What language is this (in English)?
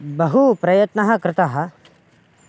Sanskrit